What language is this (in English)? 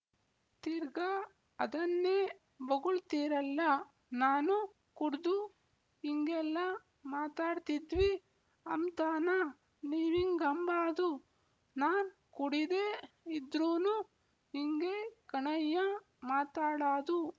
Kannada